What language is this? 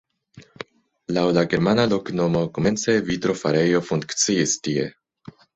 Esperanto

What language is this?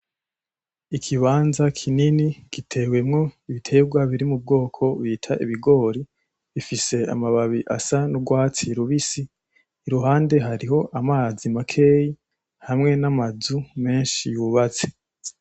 Rundi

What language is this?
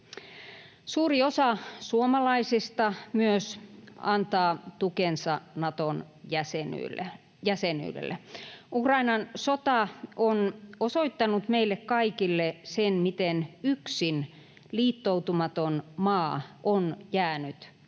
Finnish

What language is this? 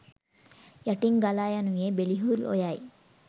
Sinhala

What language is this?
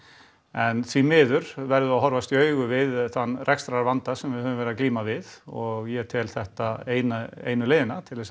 Icelandic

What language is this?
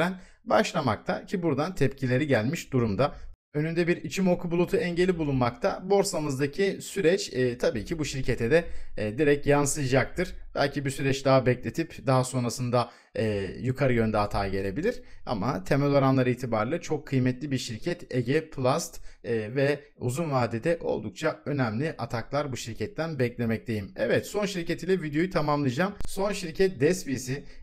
Turkish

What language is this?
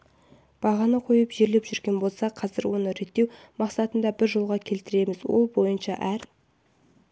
Kazakh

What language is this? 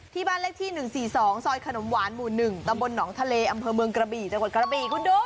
Thai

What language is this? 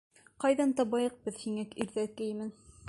Bashkir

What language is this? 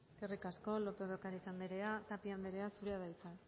Basque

